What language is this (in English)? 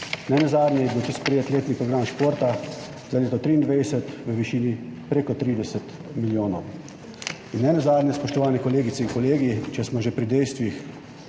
Slovenian